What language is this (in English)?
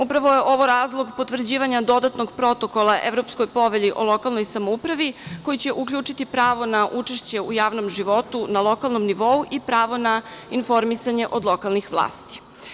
Serbian